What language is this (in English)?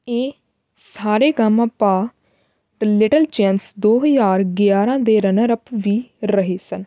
Punjabi